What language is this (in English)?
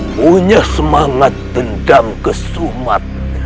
Indonesian